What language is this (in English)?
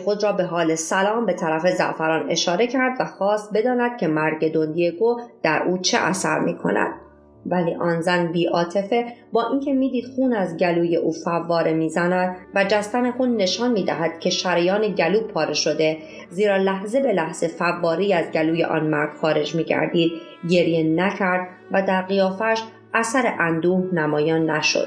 Persian